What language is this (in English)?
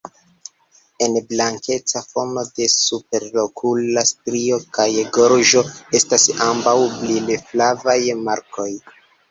Esperanto